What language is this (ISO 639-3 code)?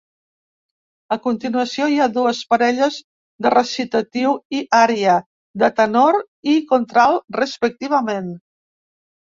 cat